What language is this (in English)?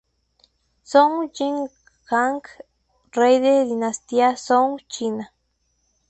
Spanish